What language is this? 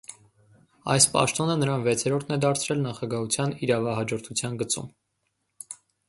Armenian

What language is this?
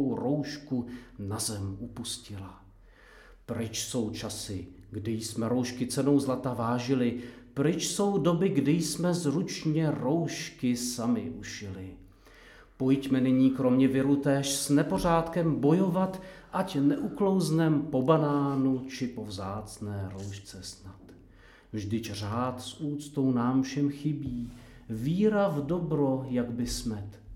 Czech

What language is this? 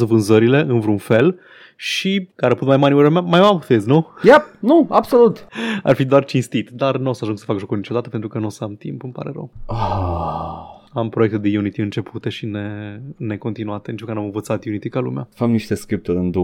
Romanian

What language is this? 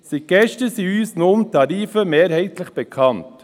Swiss German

